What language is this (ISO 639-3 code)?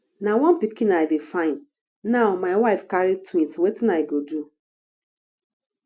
pcm